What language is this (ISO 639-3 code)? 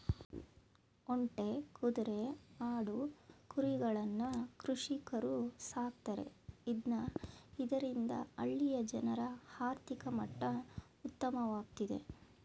kan